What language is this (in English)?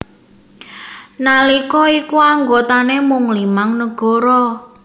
Javanese